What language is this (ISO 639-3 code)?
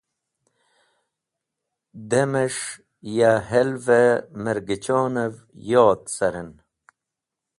wbl